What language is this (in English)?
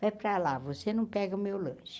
Portuguese